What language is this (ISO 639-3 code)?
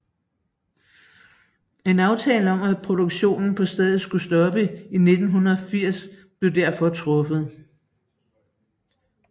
dan